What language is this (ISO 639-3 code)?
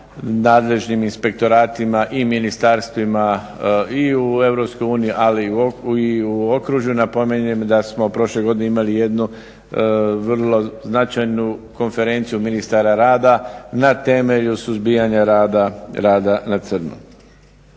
hrv